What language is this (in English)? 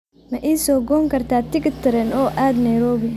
Somali